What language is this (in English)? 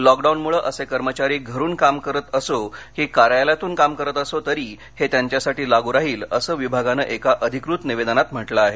Marathi